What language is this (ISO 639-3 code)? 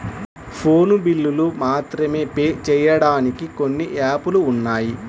tel